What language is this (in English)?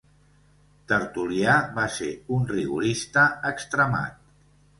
Catalan